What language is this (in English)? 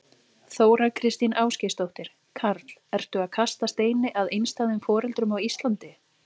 Icelandic